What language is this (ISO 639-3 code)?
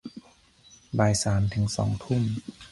tha